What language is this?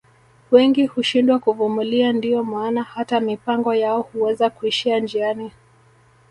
Swahili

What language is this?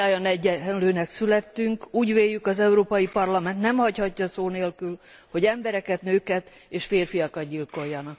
Hungarian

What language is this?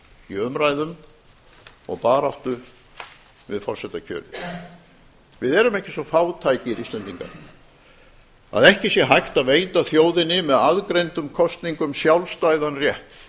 Icelandic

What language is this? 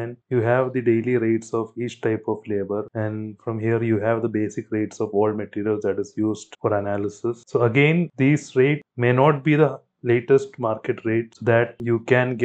English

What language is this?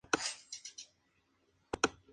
Spanish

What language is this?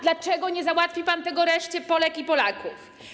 Polish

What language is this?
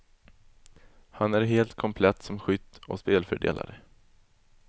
Swedish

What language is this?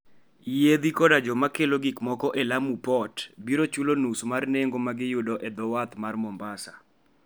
Luo (Kenya and Tanzania)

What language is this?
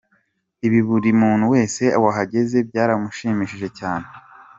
Kinyarwanda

